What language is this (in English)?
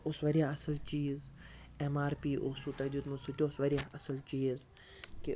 Kashmiri